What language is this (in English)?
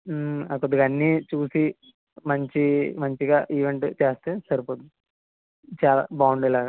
Telugu